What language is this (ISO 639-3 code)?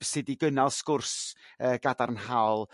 cym